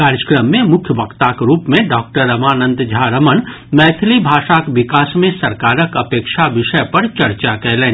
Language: Maithili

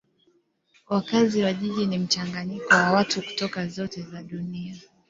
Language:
Swahili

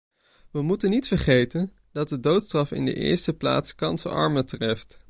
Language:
Dutch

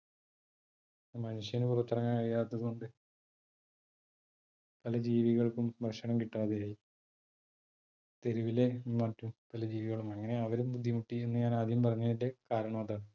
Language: Malayalam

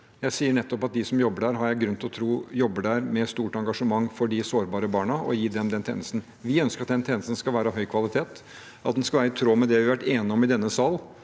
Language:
Norwegian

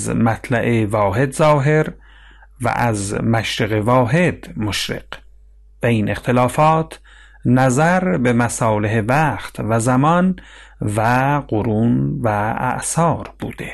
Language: Persian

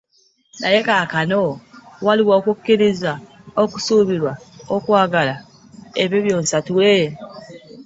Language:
Ganda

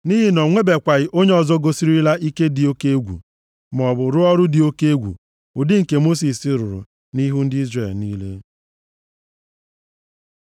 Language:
Igbo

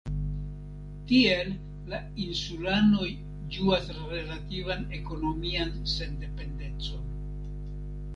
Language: Esperanto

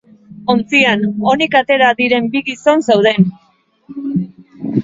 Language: Basque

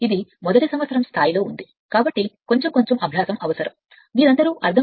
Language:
Telugu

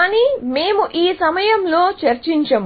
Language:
Telugu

